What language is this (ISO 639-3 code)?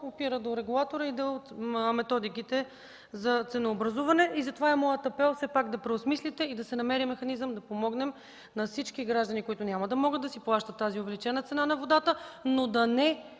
bul